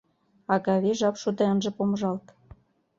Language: Mari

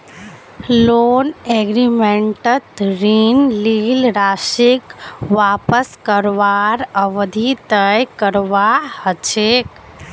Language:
Magahi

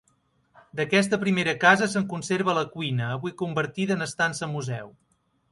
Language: Catalan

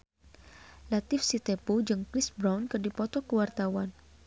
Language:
Sundanese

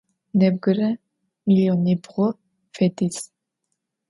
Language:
Adyghe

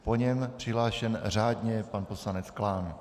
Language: Czech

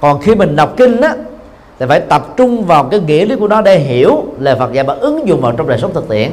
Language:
Vietnamese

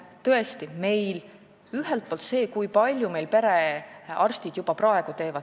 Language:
Estonian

